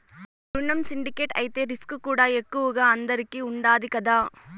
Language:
Telugu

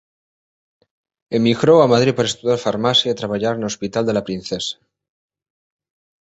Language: Galician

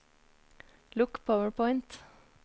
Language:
Norwegian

